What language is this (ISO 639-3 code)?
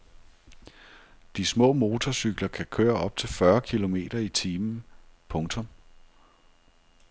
dan